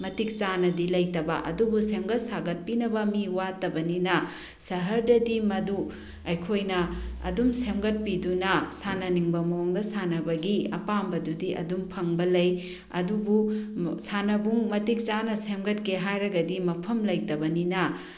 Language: Manipuri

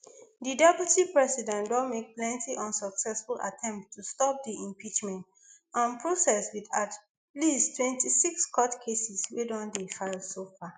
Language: Nigerian Pidgin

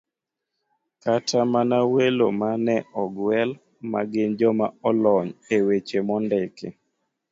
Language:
Luo (Kenya and Tanzania)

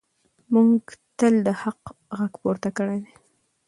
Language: Pashto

